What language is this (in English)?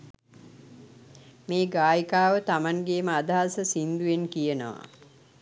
Sinhala